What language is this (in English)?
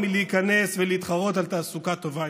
Hebrew